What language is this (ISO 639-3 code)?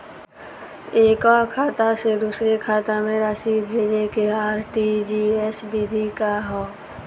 bho